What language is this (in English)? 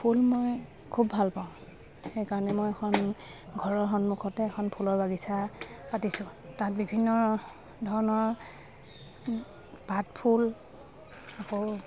Assamese